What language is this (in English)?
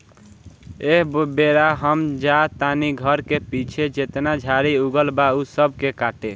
Bhojpuri